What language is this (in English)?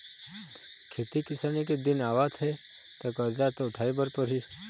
Chhattisgarhi